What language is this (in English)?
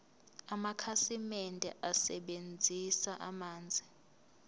Zulu